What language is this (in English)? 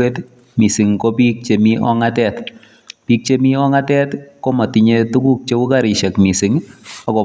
Kalenjin